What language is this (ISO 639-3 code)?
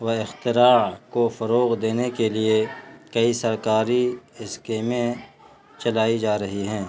urd